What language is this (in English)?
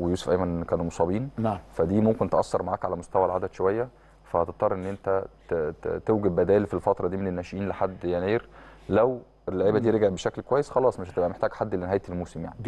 Arabic